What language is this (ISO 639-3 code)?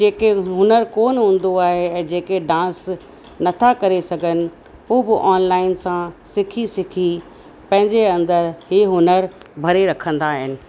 snd